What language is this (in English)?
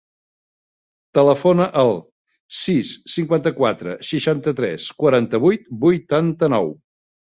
Catalan